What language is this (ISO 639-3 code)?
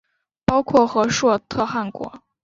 zho